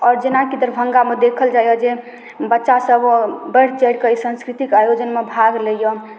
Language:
Maithili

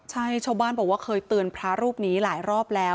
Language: Thai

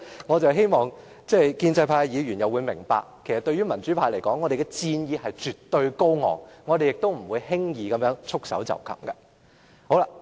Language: Cantonese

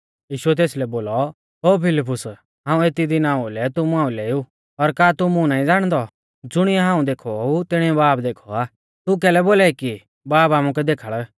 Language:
Mahasu Pahari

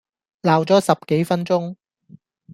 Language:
Cantonese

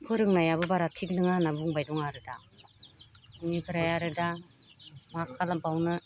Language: Bodo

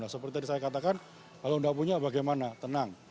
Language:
Indonesian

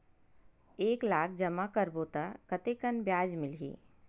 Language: Chhattisgarhi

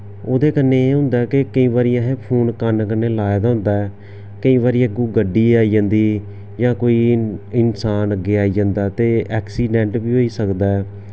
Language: Dogri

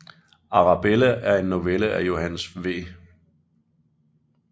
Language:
Danish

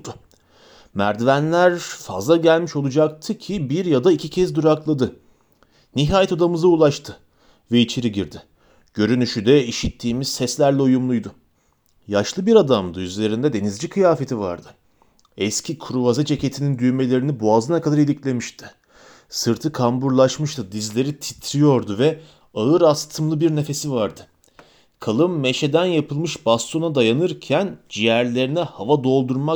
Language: Turkish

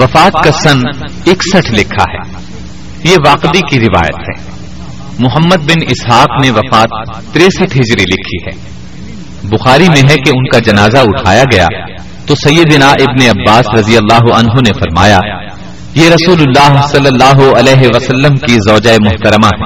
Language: Urdu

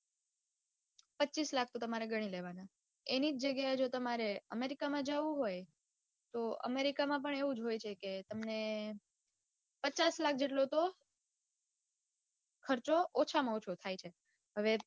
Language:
Gujarati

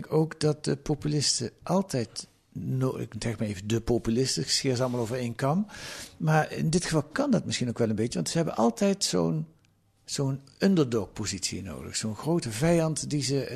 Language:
Dutch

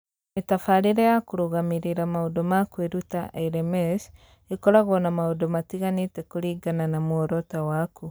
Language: Kikuyu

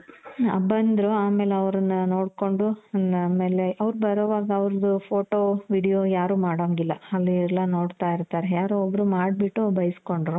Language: Kannada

